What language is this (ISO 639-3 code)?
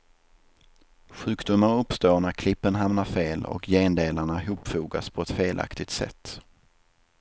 swe